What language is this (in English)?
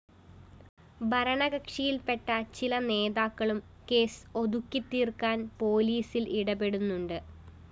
Malayalam